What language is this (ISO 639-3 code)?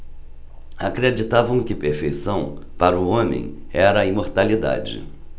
por